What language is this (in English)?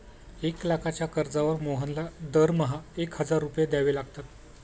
Marathi